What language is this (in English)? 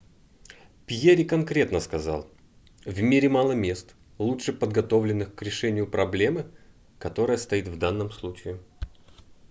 Russian